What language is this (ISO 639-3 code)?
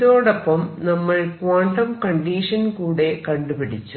mal